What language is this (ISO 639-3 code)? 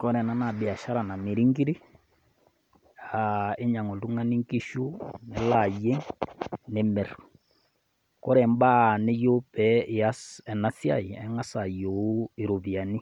mas